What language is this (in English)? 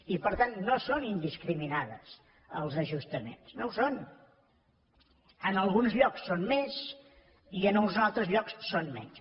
Catalan